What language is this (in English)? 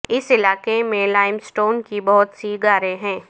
Urdu